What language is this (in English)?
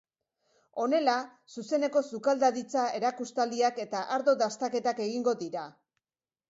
Basque